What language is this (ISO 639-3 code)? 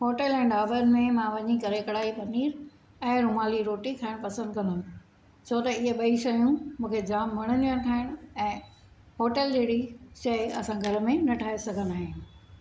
snd